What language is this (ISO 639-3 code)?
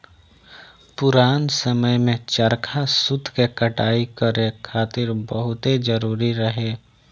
bho